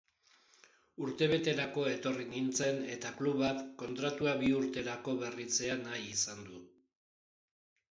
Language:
Basque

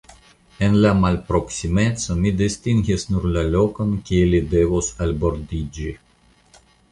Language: Esperanto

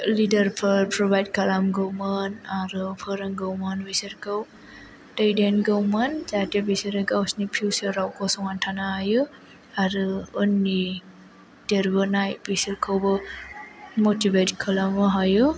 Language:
Bodo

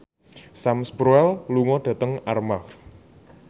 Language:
Javanese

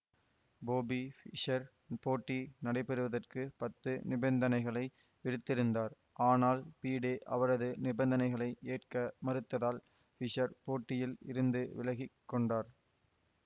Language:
Tamil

